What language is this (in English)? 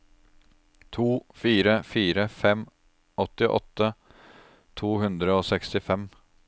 Norwegian